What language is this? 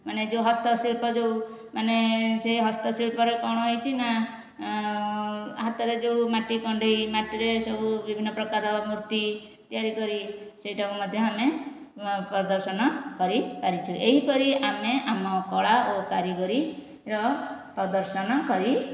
Odia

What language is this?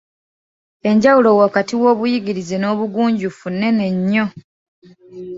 Ganda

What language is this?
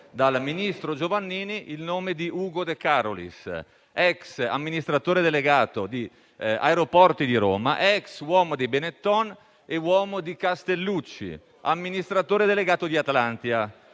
Italian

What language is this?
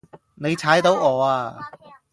Cantonese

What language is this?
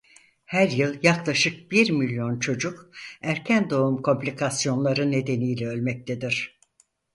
Turkish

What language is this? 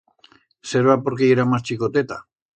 Aragonese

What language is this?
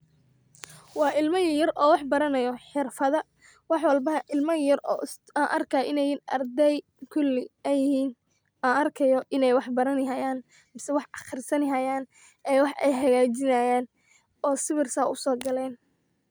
Somali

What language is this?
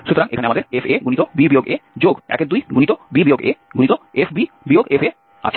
Bangla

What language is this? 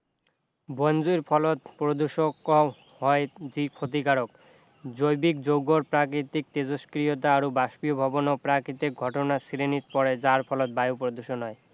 Assamese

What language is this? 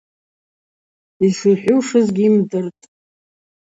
Abaza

